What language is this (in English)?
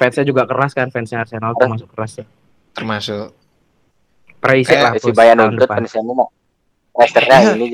Indonesian